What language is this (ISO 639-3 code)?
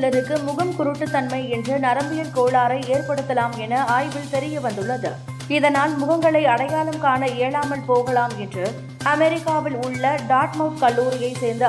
tam